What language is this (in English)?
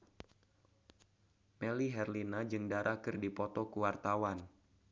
Sundanese